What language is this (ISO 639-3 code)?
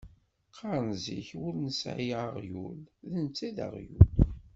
kab